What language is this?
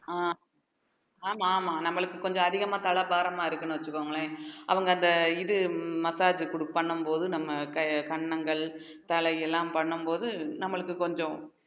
Tamil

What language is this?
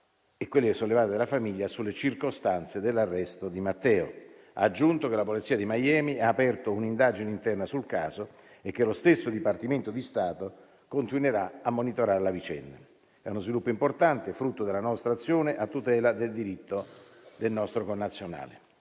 Italian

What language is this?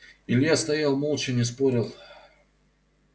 Russian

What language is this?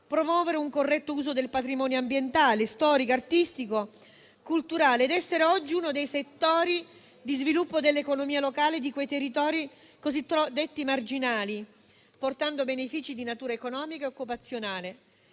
Italian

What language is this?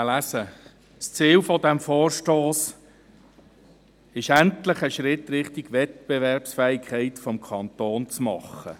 Swiss German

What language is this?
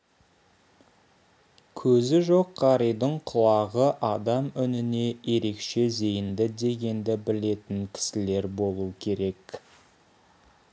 Kazakh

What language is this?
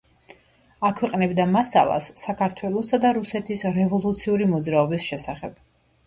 Georgian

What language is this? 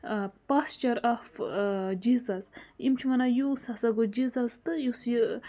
Kashmiri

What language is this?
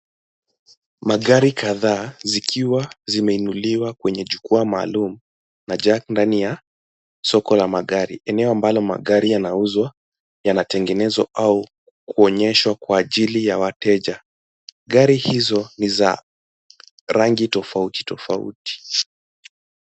Swahili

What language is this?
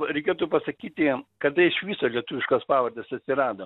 Lithuanian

